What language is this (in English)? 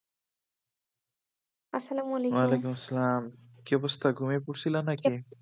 Bangla